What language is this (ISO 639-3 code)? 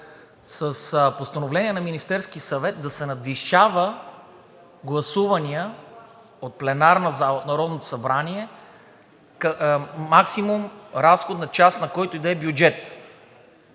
bul